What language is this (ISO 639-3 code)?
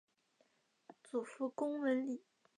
zho